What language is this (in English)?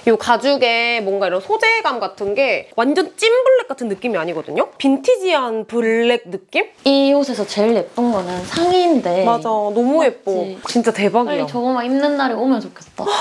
Korean